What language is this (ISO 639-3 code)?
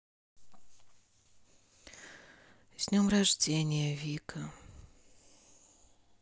rus